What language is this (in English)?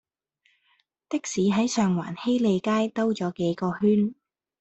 Cantonese